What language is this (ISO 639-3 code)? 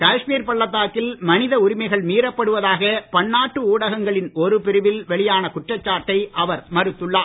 tam